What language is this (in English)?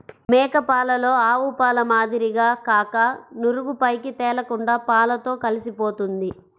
Telugu